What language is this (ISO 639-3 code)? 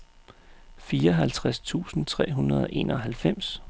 dan